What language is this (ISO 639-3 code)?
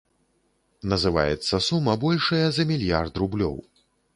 bel